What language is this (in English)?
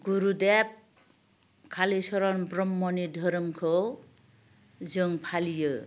Bodo